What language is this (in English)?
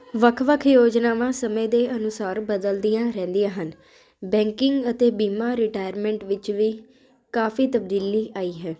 Punjabi